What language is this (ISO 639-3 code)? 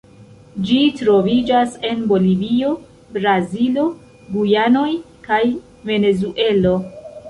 epo